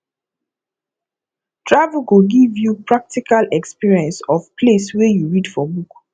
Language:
Nigerian Pidgin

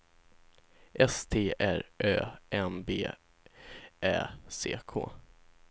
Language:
Swedish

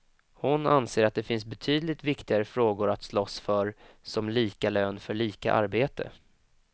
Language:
Swedish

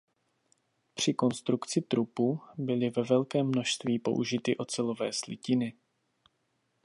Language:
Czech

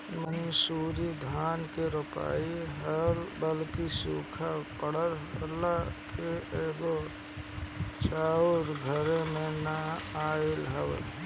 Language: Bhojpuri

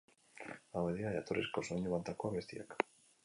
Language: Basque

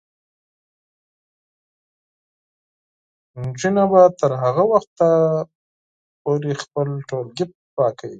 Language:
Pashto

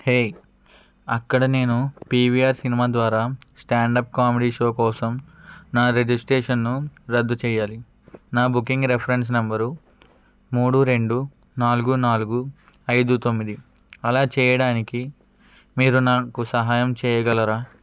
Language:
Telugu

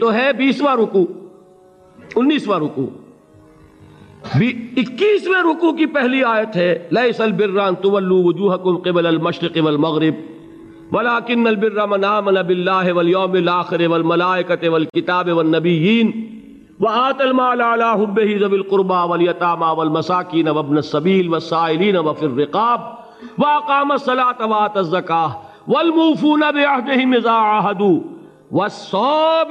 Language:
Urdu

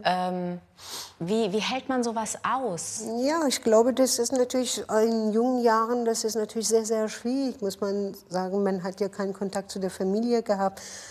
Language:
German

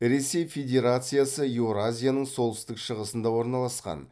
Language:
Kazakh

